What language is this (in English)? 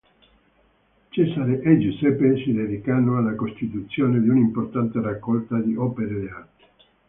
Italian